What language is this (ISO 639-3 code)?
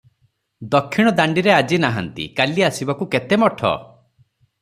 ori